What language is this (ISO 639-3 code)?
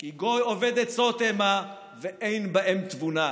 heb